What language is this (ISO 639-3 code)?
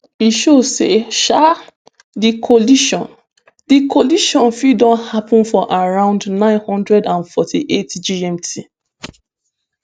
pcm